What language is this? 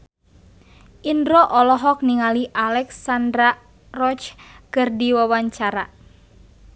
Sundanese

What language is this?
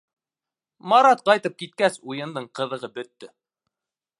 Bashkir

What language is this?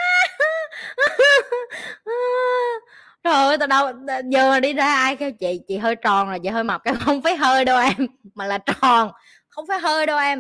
Vietnamese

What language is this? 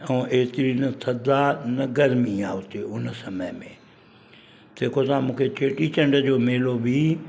Sindhi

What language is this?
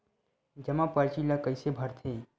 Chhattisgarhi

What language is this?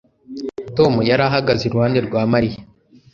Kinyarwanda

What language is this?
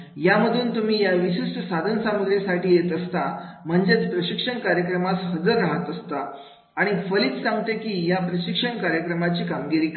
Marathi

